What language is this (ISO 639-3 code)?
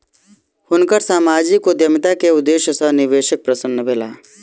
mai